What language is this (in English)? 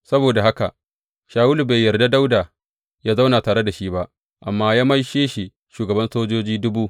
Hausa